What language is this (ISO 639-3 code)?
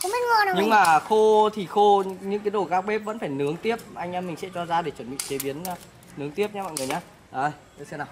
vie